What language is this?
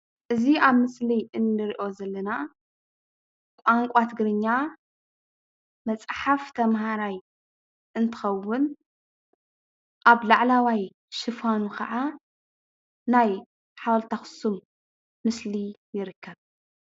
Tigrinya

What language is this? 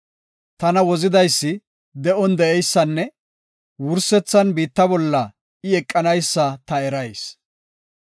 Gofa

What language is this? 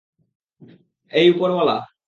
Bangla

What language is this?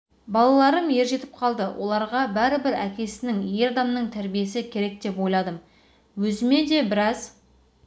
Kazakh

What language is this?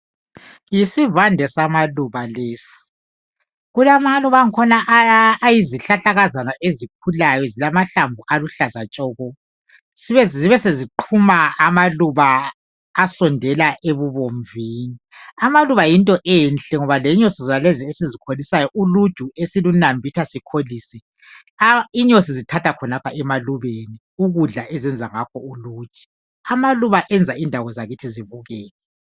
North Ndebele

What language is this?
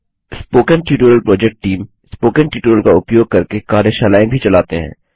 Hindi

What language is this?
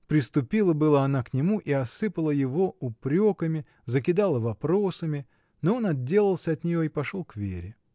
Russian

